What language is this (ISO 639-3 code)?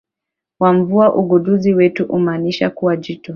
swa